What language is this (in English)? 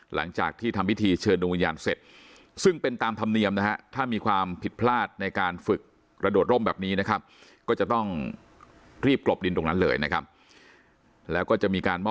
Thai